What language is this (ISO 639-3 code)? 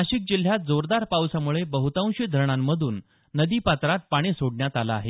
mar